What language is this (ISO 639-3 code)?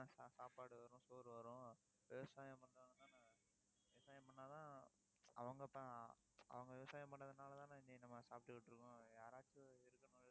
tam